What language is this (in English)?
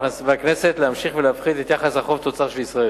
Hebrew